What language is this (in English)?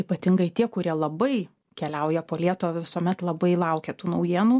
Lithuanian